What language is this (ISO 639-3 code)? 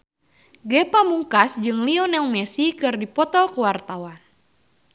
sun